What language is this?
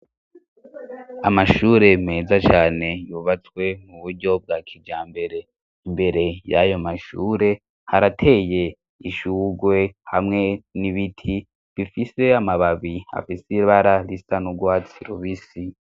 Rundi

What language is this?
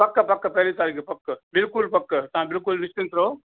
Sindhi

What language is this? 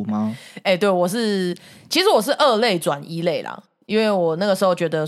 Chinese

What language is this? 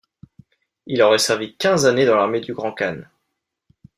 French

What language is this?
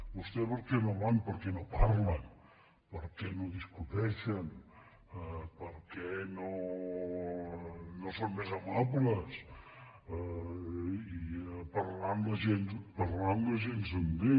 Catalan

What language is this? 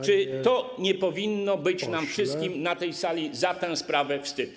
Polish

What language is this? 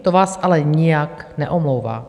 Czech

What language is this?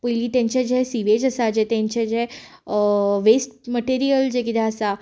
Konkani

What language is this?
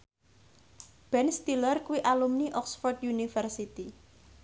Javanese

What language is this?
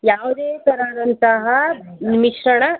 Kannada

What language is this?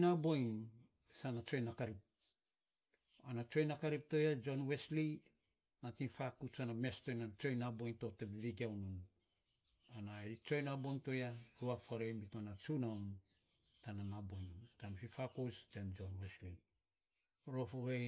Saposa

